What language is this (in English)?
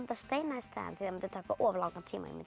Icelandic